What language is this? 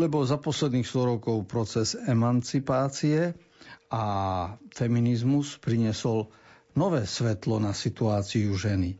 Slovak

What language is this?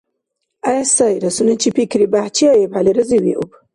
Dargwa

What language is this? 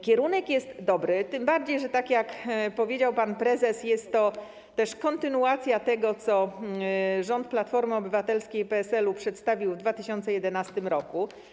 Polish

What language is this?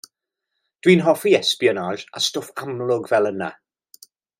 Welsh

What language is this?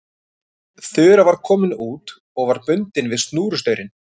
Icelandic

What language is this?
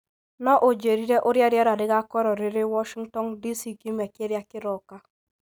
Kikuyu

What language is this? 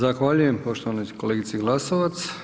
Croatian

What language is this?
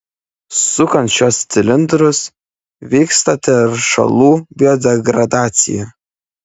Lithuanian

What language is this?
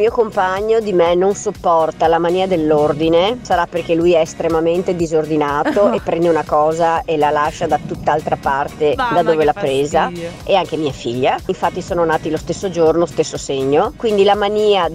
Italian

